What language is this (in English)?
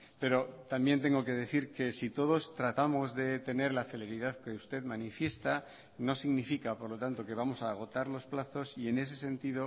Spanish